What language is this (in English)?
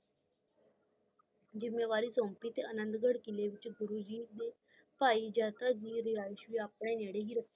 Punjabi